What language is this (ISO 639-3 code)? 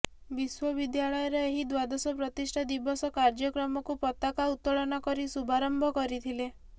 ori